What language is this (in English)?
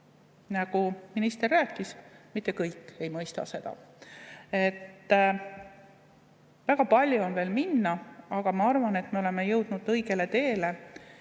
Estonian